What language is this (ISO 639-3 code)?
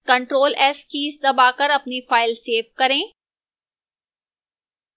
hin